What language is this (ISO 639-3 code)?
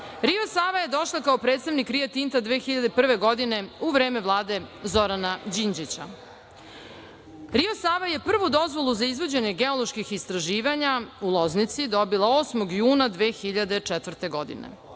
srp